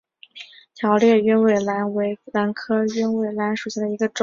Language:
Chinese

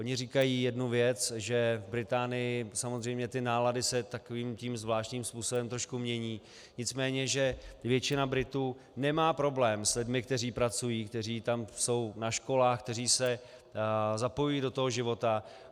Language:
Czech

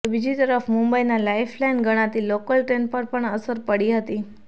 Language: Gujarati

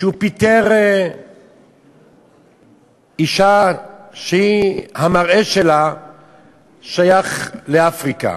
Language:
Hebrew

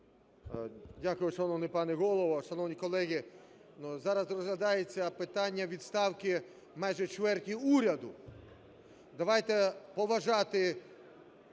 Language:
Ukrainian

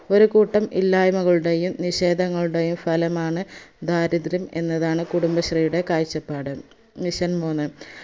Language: Malayalam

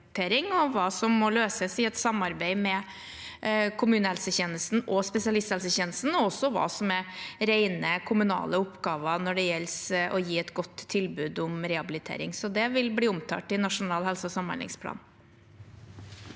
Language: Norwegian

